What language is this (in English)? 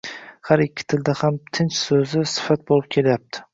Uzbek